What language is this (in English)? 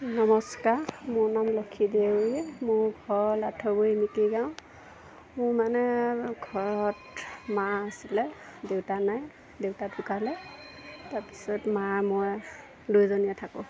Assamese